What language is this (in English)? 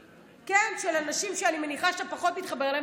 Hebrew